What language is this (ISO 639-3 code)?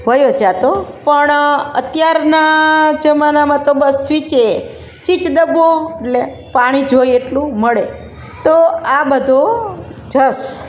guj